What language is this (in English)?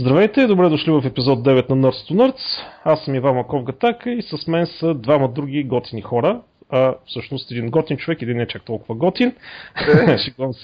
Bulgarian